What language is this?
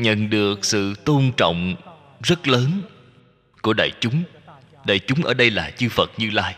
Vietnamese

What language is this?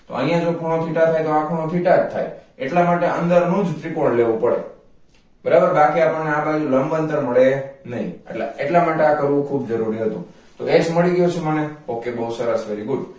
Gujarati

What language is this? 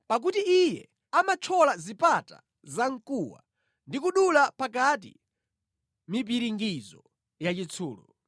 Nyanja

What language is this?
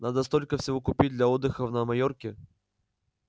Russian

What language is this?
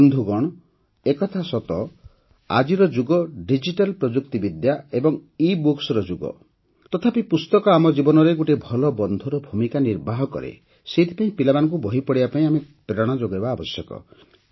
Odia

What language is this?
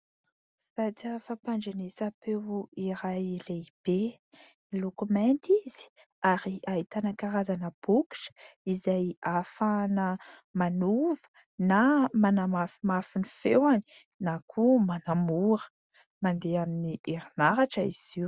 Malagasy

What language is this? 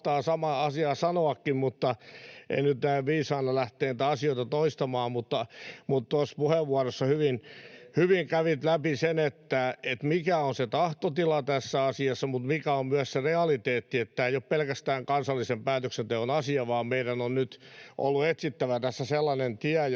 Finnish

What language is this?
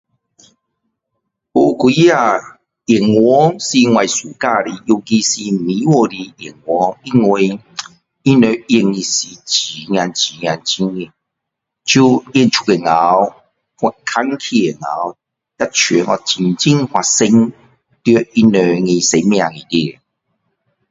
Min Dong Chinese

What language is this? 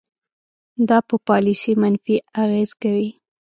Pashto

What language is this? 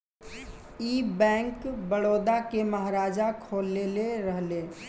Bhojpuri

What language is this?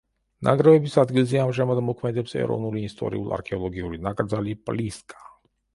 Georgian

